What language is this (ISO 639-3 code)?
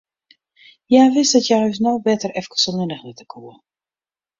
fry